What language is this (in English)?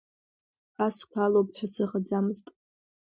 Abkhazian